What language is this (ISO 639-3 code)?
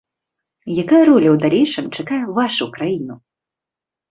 bel